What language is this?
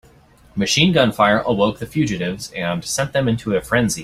English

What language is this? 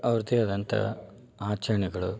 Kannada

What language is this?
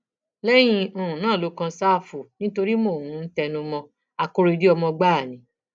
Yoruba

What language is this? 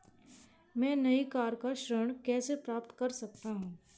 Hindi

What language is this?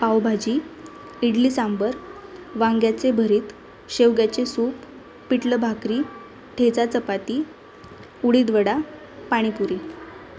Marathi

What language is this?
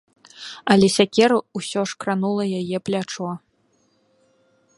Belarusian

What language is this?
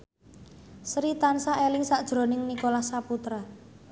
Javanese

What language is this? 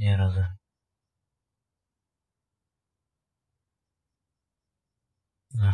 Polish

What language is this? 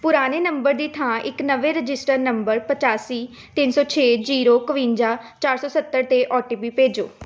Punjabi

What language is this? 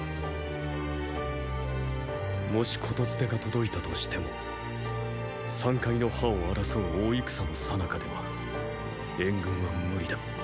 Japanese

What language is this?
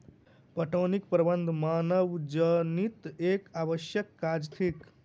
Maithili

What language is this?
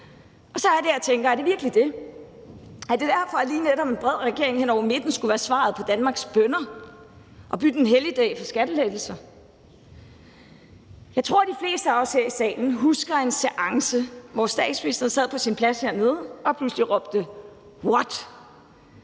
Danish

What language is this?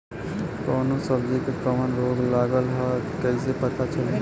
Bhojpuri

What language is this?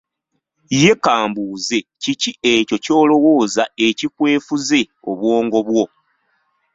Ganda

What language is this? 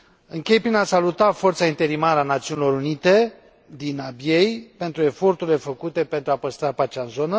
Romanian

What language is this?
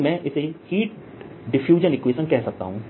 Hindi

